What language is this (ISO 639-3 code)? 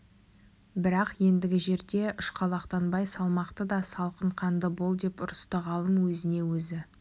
kaz